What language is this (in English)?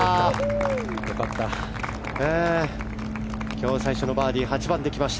Japanese